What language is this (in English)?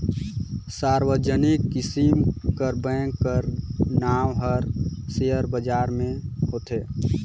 Chhattisgarhi